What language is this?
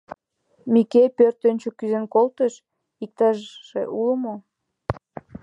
Mari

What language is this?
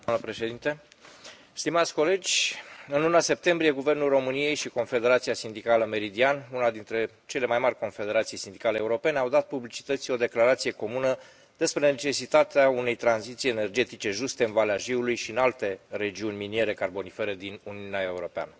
Romanian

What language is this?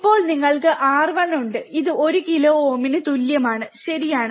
Malayalam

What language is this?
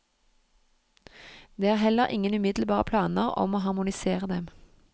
Norwegian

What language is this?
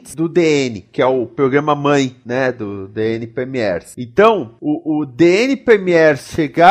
Portuguese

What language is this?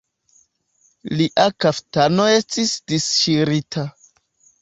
Esperanto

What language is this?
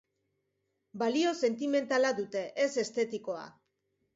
Basque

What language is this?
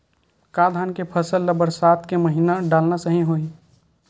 Chhattisgarhi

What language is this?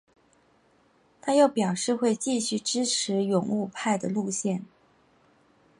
Chinese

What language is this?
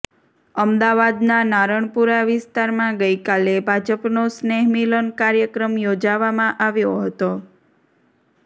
Gujarati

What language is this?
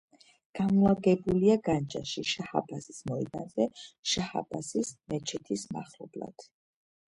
Georgian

